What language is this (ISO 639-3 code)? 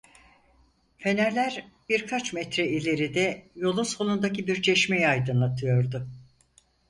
tur